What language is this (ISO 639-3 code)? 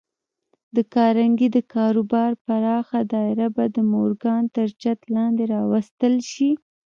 pus